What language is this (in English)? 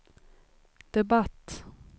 Swedish